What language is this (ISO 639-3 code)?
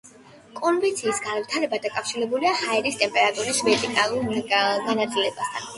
kat